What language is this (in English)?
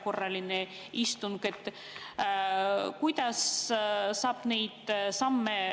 Estonian